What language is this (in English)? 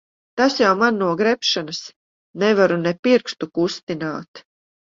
Latvian